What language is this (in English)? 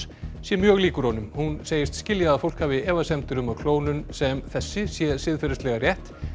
Icelandic